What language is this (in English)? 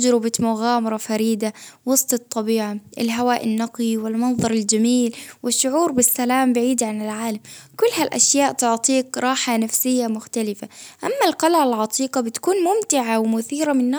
Baharna Arabic